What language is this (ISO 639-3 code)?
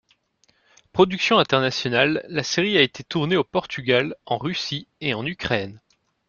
fra